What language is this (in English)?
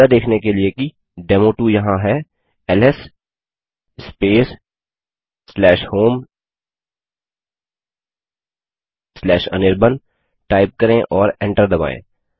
Hindi